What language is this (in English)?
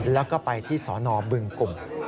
Thai